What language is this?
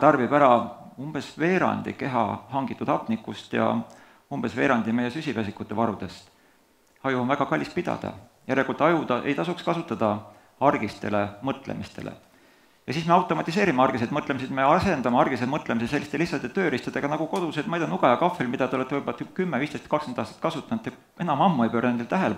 Dutch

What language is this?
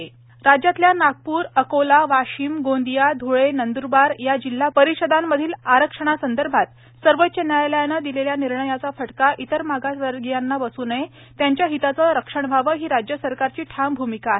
Marathi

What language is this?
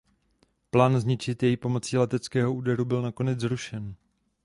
Czech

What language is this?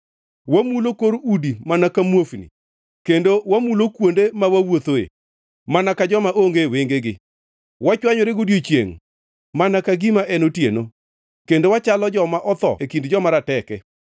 Luo (Kenya and Tanzania)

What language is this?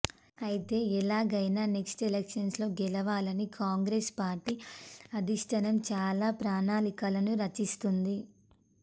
Telugu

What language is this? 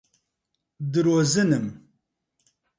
Central Kurdish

